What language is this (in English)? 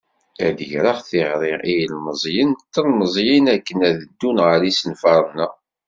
Kabyle